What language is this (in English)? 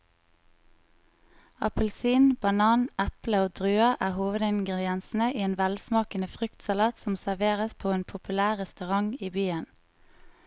Norwegian